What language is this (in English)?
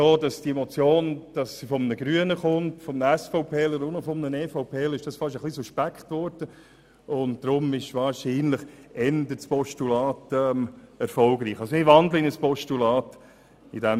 Swiss German